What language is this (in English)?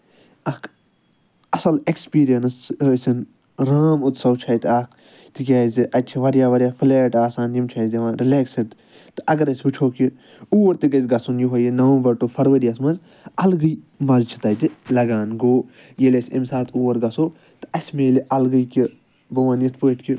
Kashmiri